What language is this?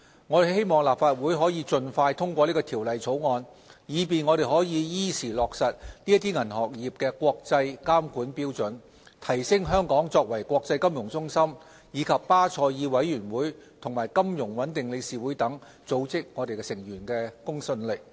Cantonese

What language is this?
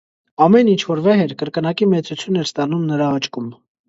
Armenian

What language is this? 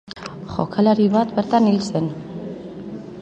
Basque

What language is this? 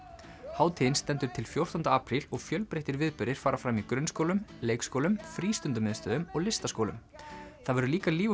Icelandic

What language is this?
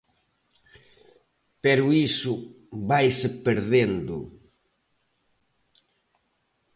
Galician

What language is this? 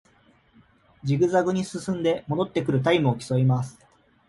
Japanese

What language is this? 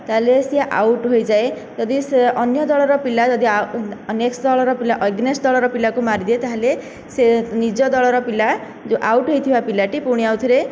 Odia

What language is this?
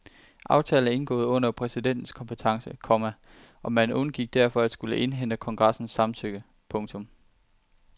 Danish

